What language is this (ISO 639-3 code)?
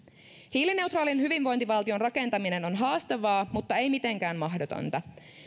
fin